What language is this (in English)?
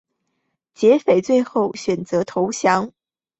Chinese